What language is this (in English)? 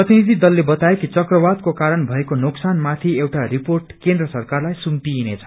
Nepali